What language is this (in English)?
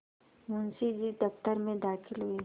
Hindi